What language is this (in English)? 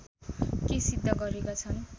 Nepali